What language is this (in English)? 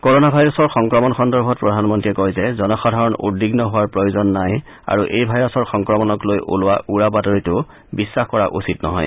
Assamese